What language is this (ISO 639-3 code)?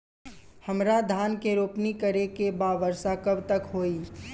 bho